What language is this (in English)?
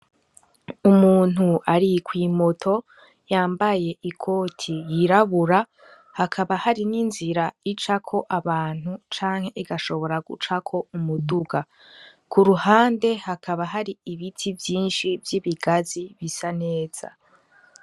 Rundi